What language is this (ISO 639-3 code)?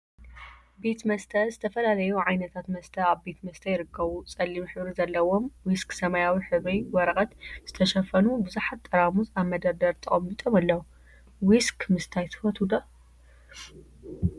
tir